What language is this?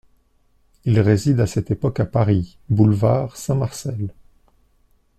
French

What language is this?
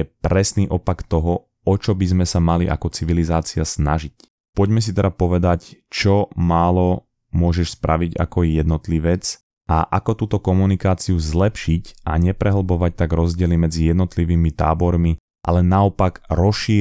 Slovak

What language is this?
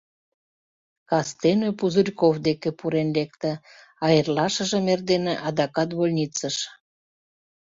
Mari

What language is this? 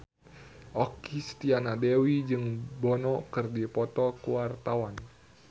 Sundanese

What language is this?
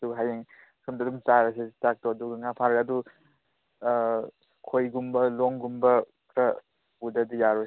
Manipuri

